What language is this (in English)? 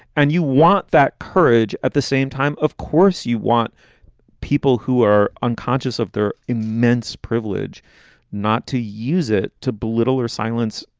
English